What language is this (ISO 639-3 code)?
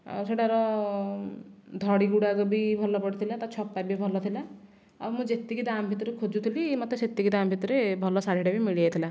ori